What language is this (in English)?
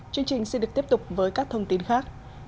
Vietnamese